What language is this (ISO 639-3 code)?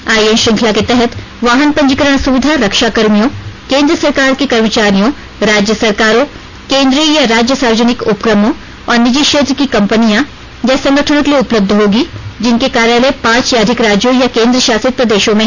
hin